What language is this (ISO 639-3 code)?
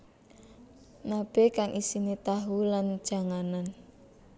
jav